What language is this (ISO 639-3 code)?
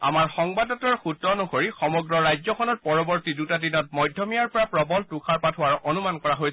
asm